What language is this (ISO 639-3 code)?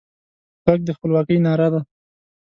pus